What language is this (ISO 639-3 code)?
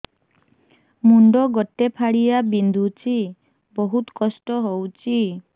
ori